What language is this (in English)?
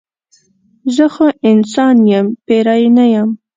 Pashto